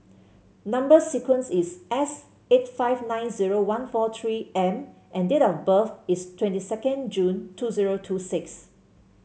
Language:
English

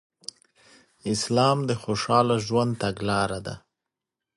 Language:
Pashto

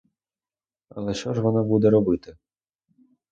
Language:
Ukrainian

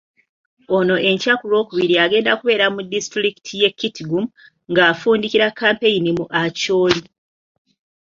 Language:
Ganda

